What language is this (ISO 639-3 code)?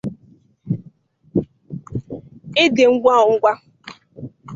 ibo